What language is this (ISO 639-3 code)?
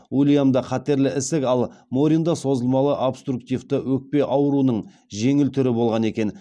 kaz